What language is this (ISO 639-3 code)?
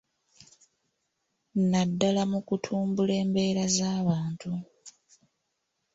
lug